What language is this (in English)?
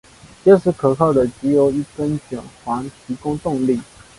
Chinese